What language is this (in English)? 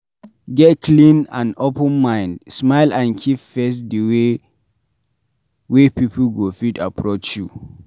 Nigerian Pidgin